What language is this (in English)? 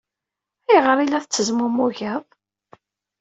Kabyle